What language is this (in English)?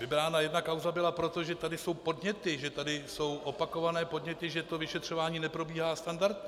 Czech